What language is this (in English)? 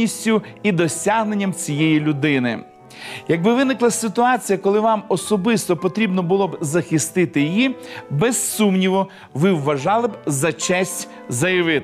Ukrainian